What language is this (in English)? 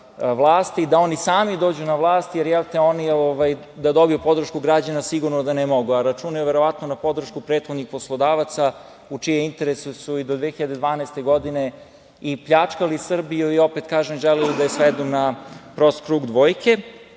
Serbian